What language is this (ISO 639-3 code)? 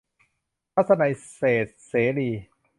tha